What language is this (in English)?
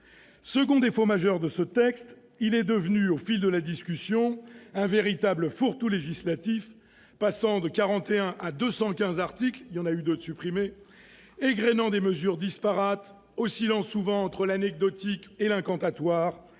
French